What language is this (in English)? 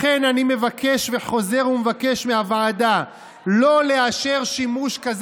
Hebrew